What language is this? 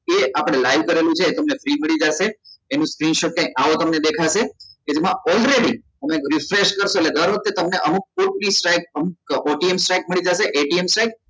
Gujarati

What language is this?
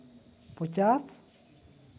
Santali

